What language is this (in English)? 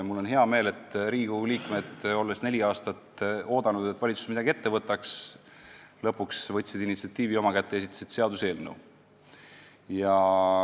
Estonian